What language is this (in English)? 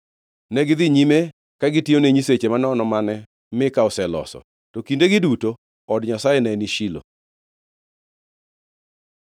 Luo (Kenya and Tanzania)